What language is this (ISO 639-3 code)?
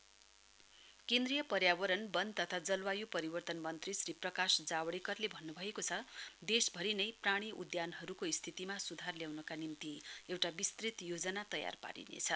nep